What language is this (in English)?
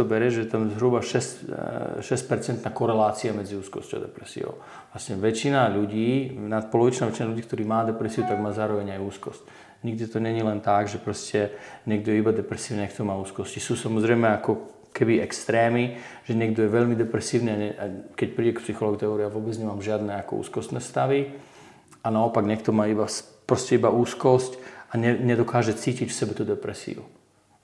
Czech